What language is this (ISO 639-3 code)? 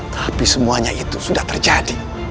ind